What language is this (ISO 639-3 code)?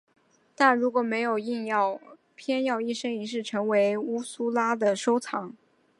zho